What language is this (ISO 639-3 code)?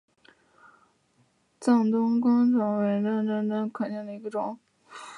zho